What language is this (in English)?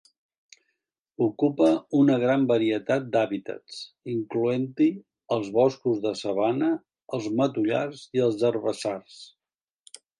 Catalan